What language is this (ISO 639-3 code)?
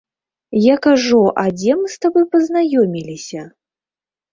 bel